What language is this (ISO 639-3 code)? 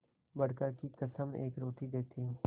hin